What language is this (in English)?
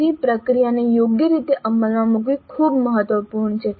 Gujarati